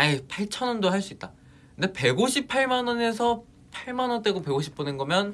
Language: Korean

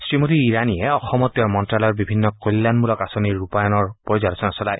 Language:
Assamese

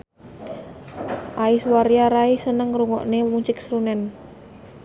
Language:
Javanese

